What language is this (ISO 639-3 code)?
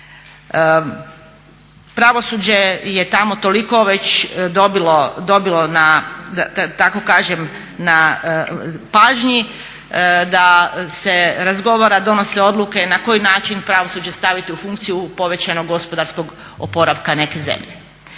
hrv